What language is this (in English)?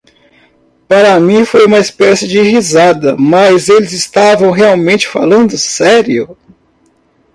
Portuguese